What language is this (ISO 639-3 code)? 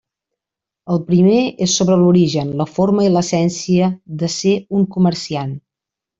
cat